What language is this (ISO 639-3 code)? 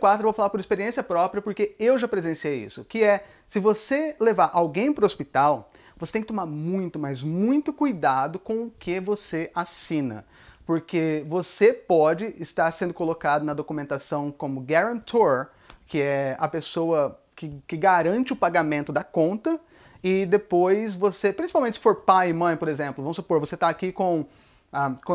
por